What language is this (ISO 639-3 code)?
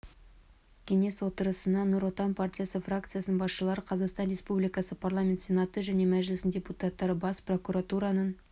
kaz